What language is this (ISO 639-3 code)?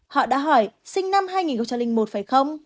vie